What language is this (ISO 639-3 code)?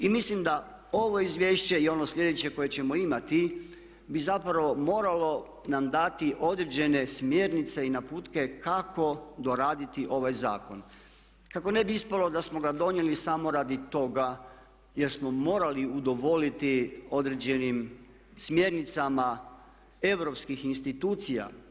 hrv